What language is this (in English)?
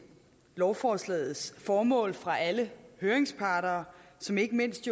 Danish